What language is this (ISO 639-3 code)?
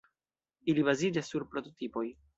epo